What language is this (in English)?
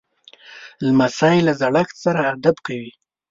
Pashto